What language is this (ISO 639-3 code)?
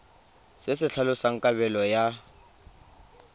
tsn